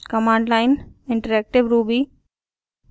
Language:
Hindi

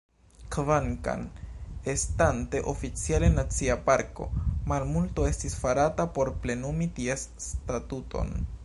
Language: Esperanto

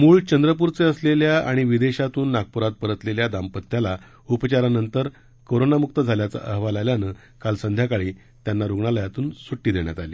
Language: Marathi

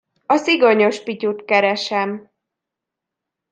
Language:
Hungarian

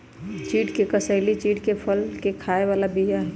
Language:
Magahi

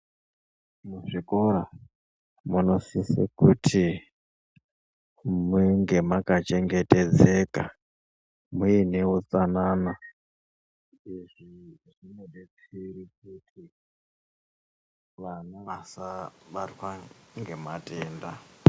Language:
Ndau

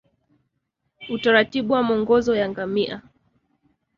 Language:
Swahili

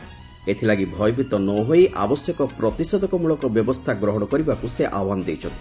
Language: Odia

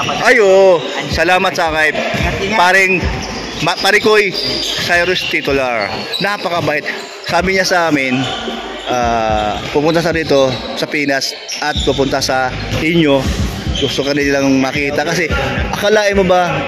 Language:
Filipino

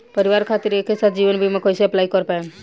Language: Bhojpuri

